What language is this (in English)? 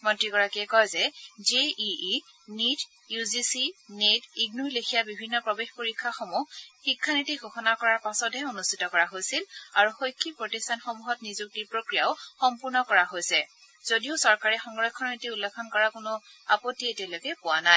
Assamese